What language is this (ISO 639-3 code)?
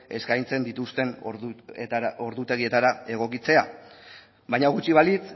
eus